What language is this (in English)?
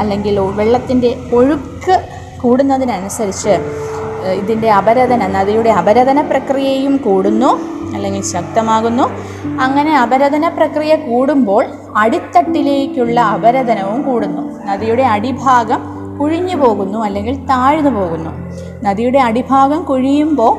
Malayalam